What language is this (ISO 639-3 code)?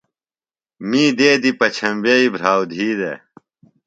phl